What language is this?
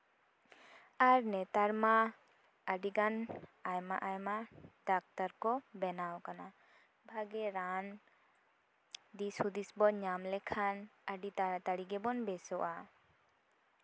Santali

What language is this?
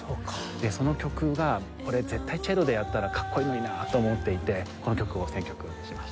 Japanese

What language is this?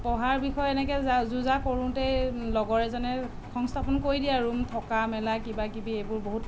Assamese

